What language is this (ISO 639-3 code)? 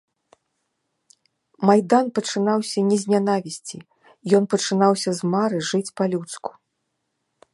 bel